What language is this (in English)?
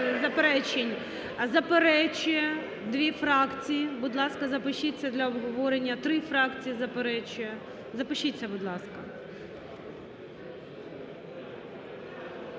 Ukrainian